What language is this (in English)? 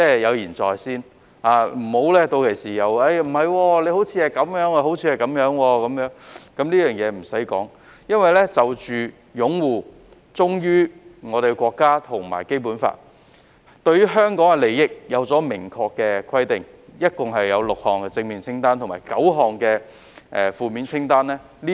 Cantonese